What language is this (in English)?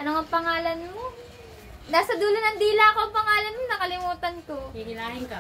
Filipino